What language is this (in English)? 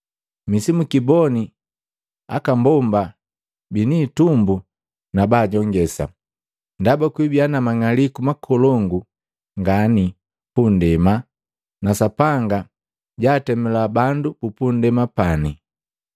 Matengo